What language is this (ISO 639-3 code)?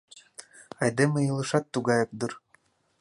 chm